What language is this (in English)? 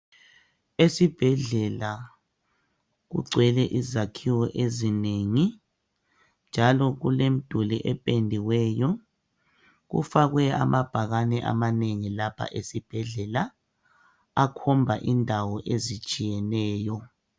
North Ndebele